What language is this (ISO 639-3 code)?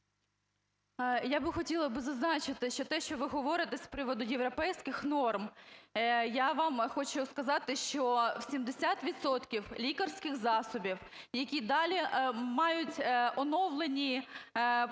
ukr